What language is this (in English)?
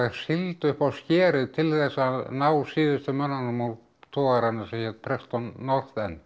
Icelandic